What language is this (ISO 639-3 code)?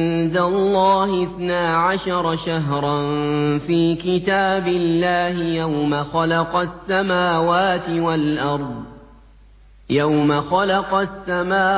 ara